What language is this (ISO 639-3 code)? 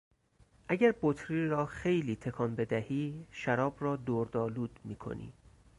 fas